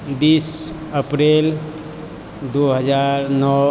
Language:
Maithili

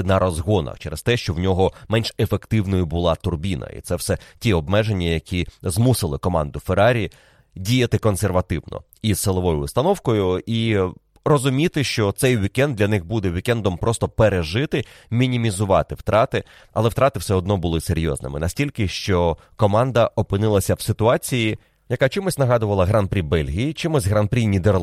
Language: Ukrainian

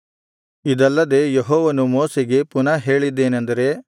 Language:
Kannada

